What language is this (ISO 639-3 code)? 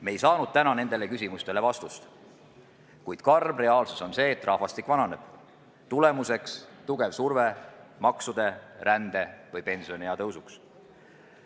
est